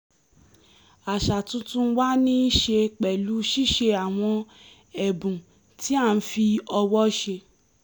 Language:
Yoruba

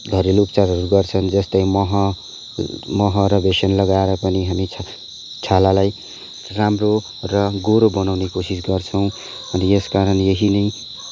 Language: Nepali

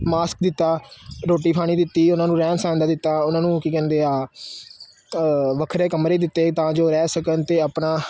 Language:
Punjabi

